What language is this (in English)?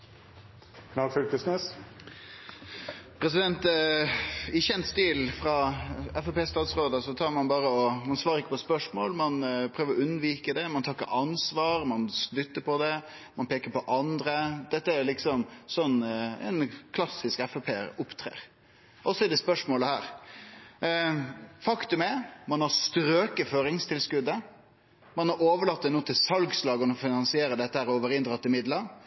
Norwegian Nynorsk